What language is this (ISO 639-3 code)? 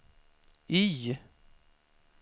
swe